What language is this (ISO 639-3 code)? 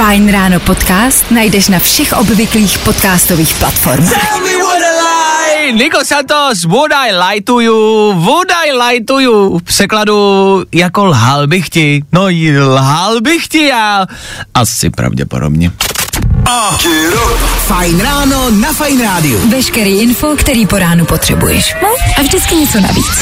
ces